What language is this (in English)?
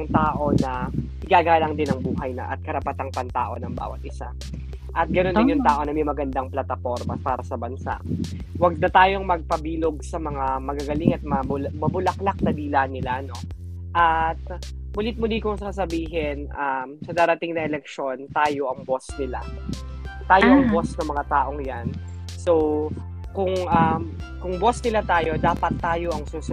Filipino